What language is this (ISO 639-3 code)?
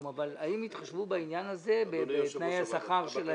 heb